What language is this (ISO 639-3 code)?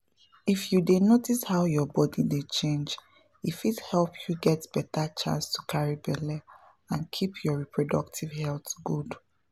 pcm